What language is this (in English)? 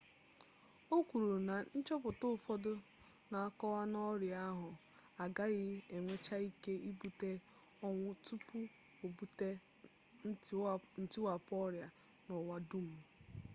Igbo